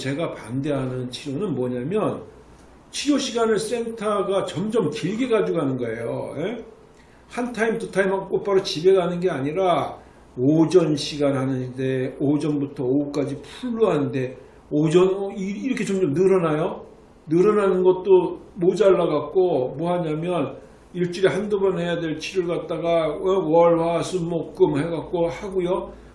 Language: Korean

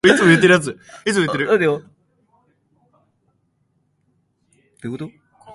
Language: Japanese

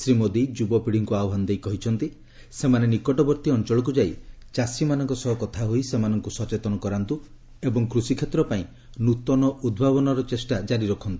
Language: Odia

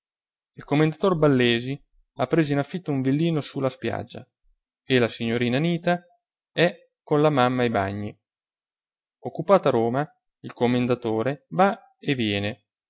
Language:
Italian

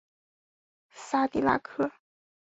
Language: Chinese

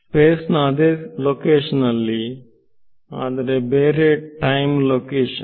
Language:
Kannada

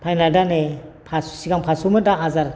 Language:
Bodo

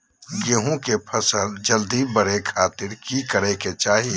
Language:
Magahi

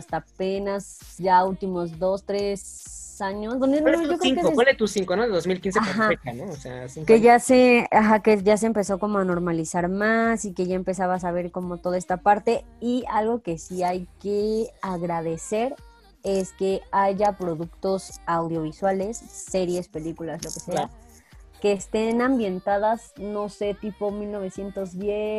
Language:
Spanish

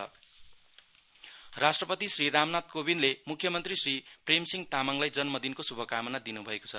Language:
Nepali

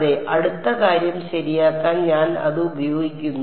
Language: Malayalam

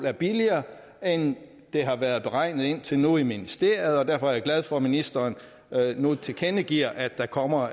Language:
Danish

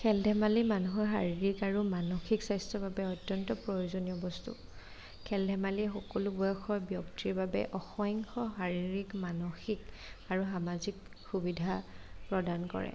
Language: Assamese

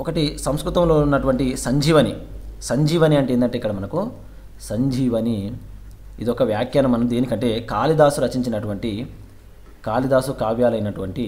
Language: Indonesian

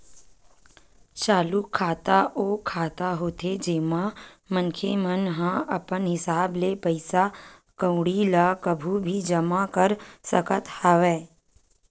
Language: Chhattisgarhi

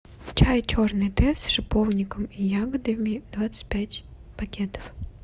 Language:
Russian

